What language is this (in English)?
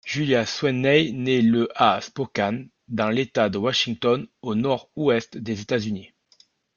French